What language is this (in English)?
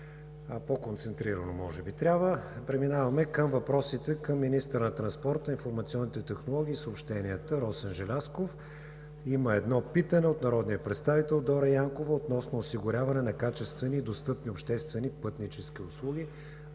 Bulgarian